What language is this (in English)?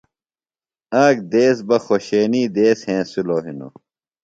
Phalura